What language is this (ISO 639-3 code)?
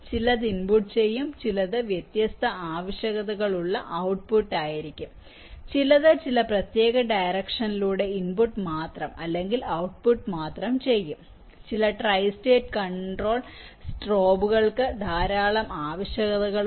mal